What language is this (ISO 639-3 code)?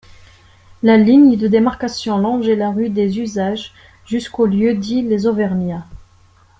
fra